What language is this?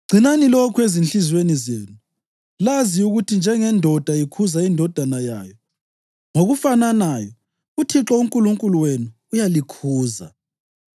North Ndebele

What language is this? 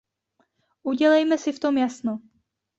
Czech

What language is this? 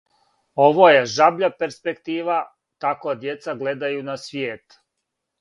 Serbian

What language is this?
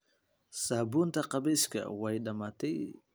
Somali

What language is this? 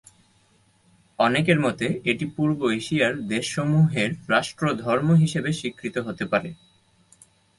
Bangla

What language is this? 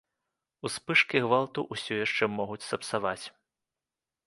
Belarusian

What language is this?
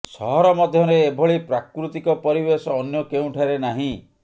Odia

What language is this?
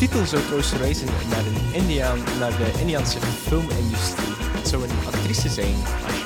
Dutch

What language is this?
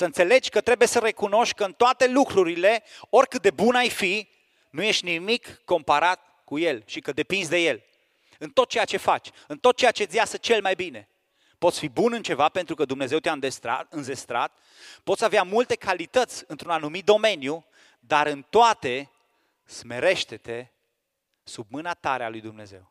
Romanian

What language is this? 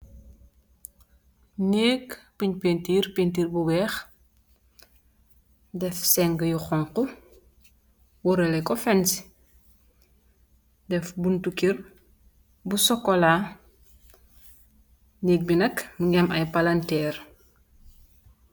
Wolof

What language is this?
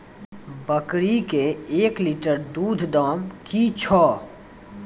Maithili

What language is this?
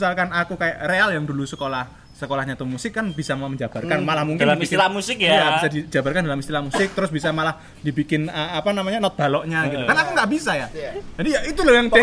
Indonesian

